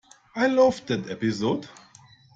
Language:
English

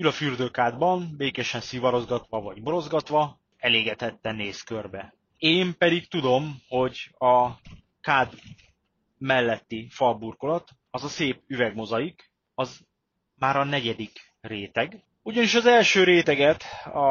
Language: Hungarian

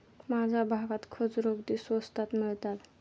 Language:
Marathi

